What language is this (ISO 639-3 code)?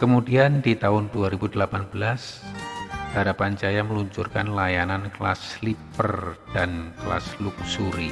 ind